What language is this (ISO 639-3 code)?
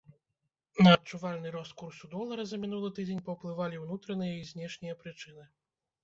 bel